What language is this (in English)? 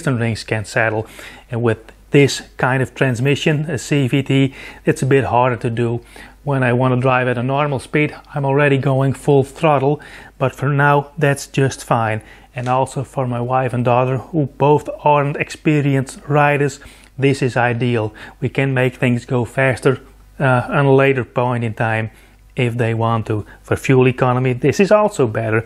English